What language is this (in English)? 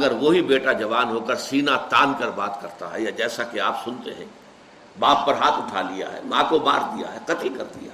Urdu